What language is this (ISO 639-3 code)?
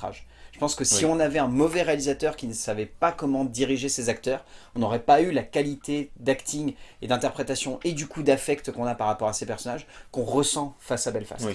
fra